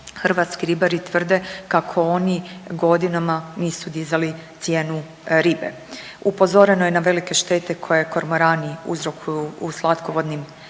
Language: Croatian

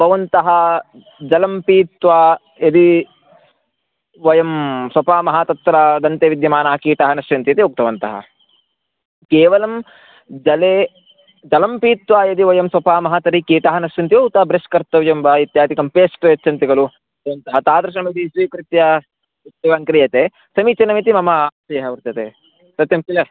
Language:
Sanskrit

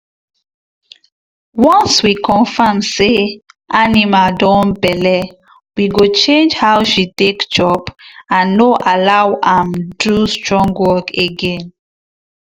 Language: Nigerian Pidgin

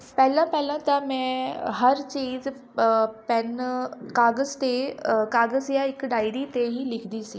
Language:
Punjabi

